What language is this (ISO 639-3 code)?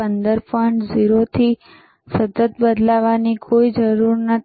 guj